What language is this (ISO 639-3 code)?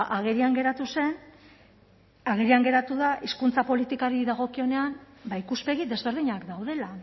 eus